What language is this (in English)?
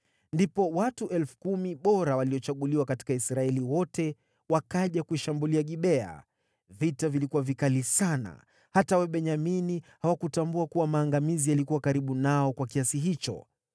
Swahili